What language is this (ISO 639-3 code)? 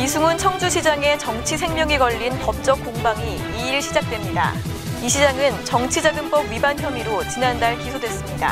kor